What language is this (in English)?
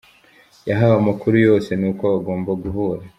Kinyarwanda